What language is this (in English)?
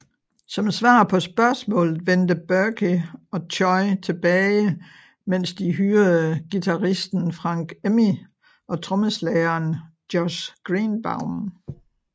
Danish